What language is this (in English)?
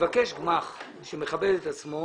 Hebrew